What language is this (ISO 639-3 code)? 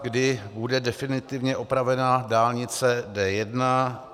ces